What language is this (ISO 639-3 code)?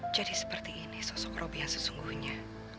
ind